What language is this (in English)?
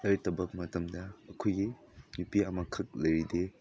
Manipuri